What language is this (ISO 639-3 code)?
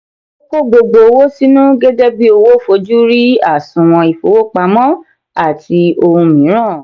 yor